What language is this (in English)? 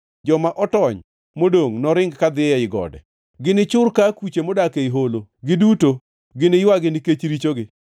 Luo (Kenya and Tanzania)